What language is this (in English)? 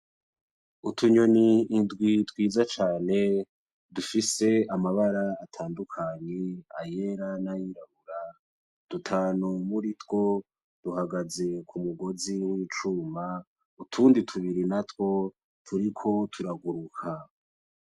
Rundi